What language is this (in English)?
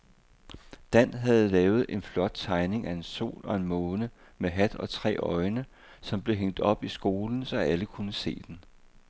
Danish